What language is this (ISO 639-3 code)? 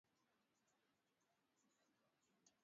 swa